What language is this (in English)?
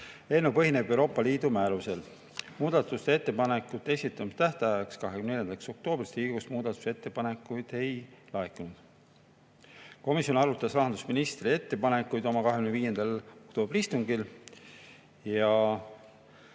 Estonian